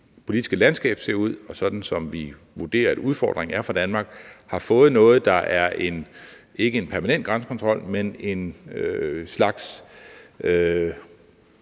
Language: Danish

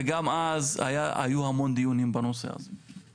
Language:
Hebrew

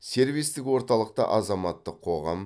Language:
Kazakh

